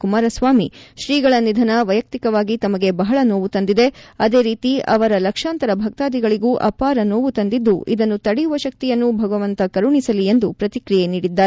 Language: Kannada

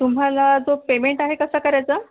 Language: Marathi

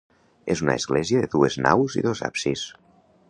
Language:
Catalan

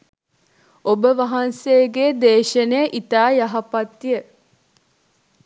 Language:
Sinhala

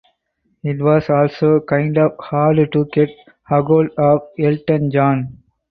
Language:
English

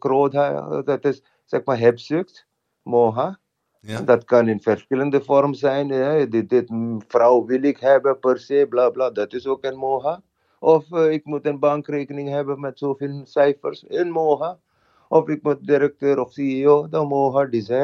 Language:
Dutch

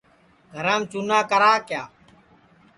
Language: Sansi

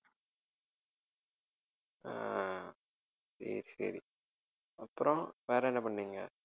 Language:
Tamil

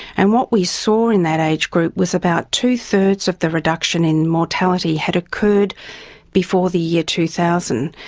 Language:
English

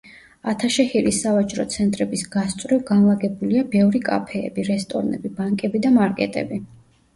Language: Georgian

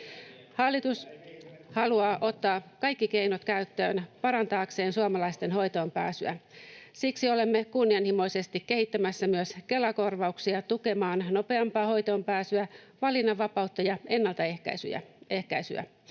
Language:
Finnish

